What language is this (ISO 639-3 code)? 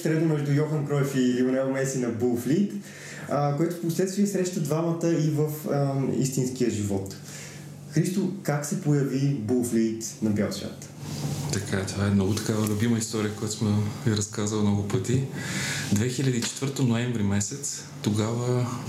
bul